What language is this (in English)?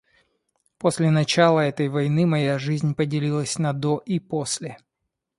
Russian